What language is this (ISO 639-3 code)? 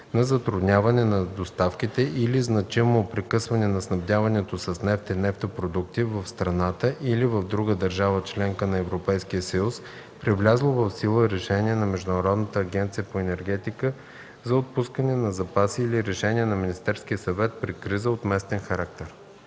bul